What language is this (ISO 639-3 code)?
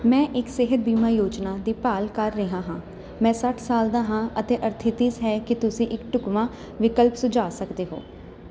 pan